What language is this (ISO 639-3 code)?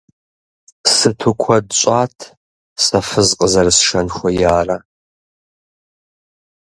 kbd